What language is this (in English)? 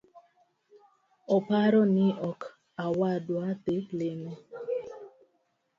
Luo (Kenya and Tanzania)